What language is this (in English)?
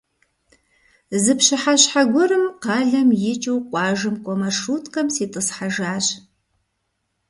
Kabardian